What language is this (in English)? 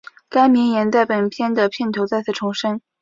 Chinese